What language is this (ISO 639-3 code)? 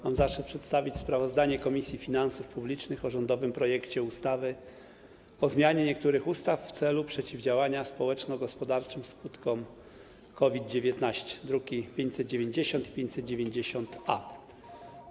pol